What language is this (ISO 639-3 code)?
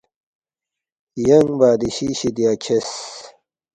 bft